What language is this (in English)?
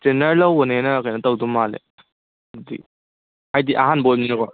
Manipuri